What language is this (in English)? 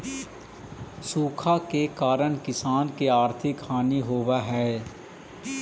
Magahi